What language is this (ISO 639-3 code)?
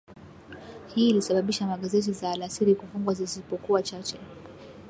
swa